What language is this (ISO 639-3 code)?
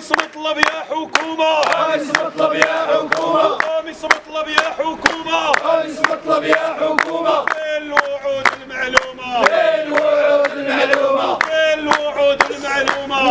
ara